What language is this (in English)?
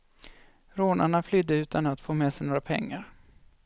Swedish